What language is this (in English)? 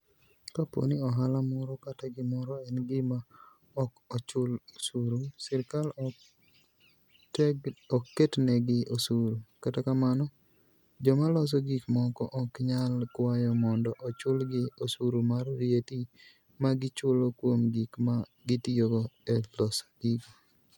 Luo (Kenya and Tanzania)